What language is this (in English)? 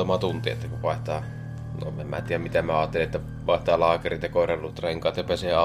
Finnish